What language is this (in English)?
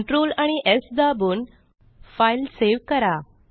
Marathi